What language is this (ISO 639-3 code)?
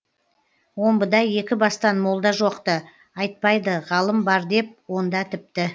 kaz